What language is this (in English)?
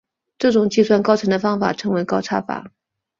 Chinese